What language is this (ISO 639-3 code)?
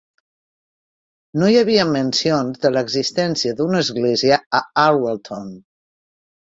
cat